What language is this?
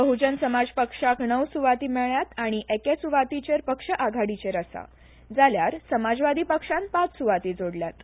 Konkani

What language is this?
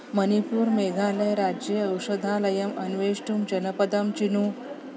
Sanskrit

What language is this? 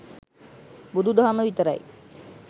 Sinhala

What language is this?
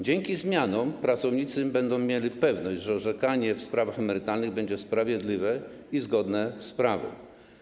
Polish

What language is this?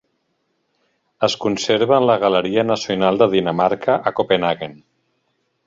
Catalan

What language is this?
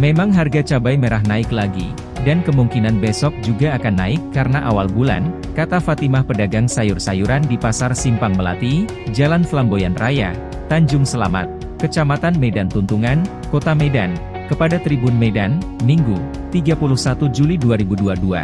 Indonesian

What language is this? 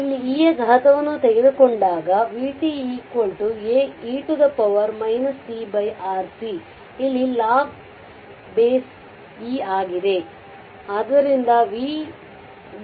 Kannada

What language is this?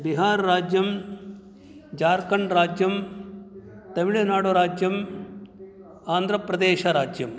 Sanskrit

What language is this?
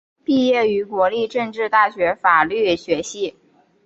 Chinese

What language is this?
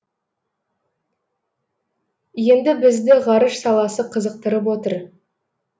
Kazakh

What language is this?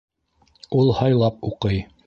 Bashkir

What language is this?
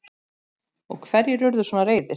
Icelandic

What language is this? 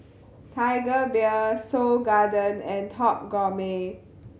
English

